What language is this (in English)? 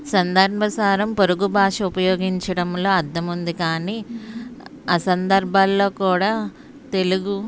Telugu